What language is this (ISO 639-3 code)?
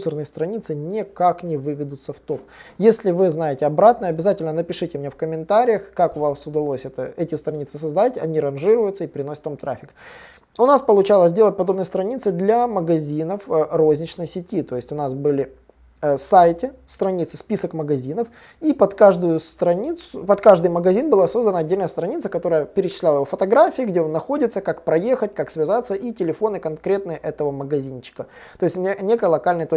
rus